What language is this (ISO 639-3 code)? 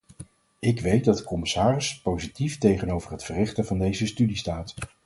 nld